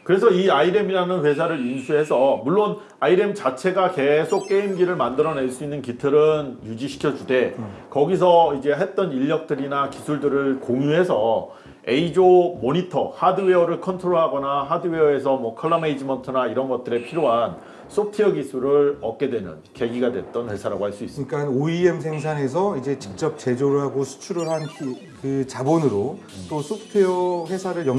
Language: Korean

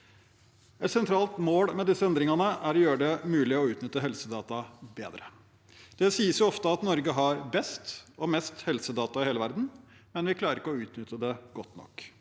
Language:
Norwegian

